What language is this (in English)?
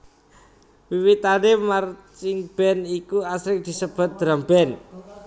Javanese